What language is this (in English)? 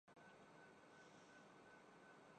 Urdu